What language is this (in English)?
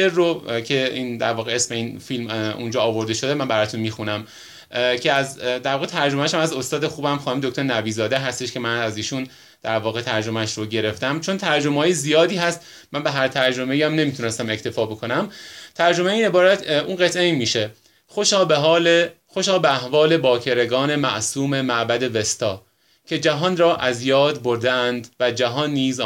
Persian